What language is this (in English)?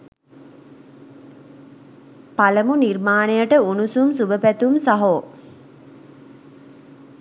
Sinhala